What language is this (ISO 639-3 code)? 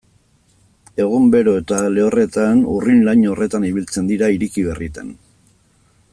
eus